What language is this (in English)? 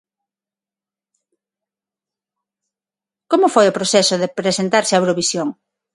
Galician